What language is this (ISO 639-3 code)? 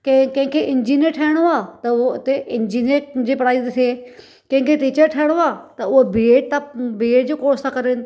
snd